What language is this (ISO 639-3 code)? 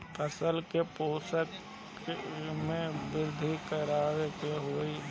bho